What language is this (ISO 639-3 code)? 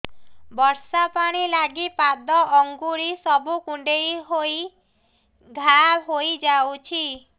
ori